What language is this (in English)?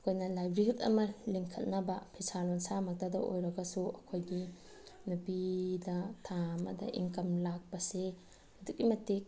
Manipuri